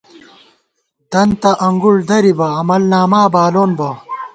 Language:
Gawar-Bati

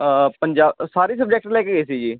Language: Punjabi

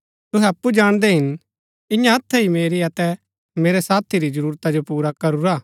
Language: Gaddi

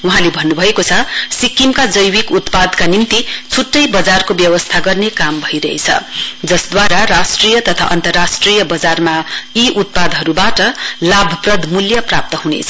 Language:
Nepali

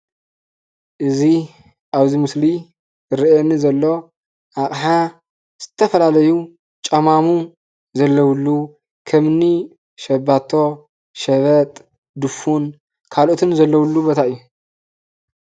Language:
Tigrinya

